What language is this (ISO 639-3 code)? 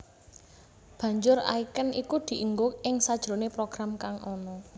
jav